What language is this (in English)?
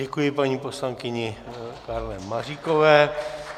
Czech